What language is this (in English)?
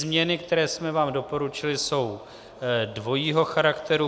Czech